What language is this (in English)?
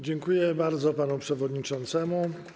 Polish